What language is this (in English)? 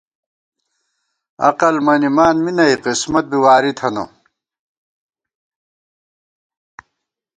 Gawar-Bati